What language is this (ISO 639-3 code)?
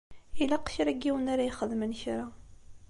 kab